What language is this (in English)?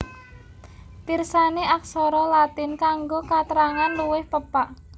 Javanese